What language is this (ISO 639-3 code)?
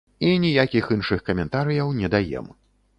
bel